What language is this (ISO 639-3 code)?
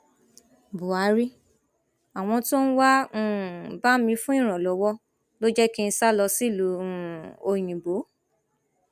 yor